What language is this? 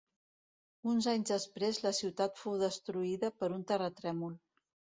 Catalan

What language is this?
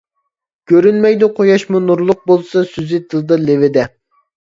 Uyghur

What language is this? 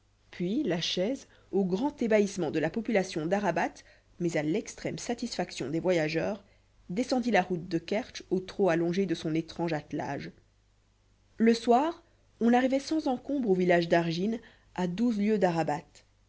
French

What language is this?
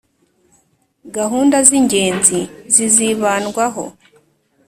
Kinyarwanda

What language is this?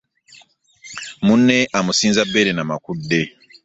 Ganda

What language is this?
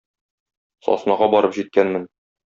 Tatar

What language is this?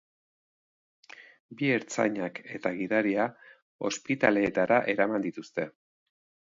Basque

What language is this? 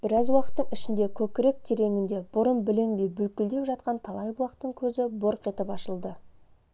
Kazakh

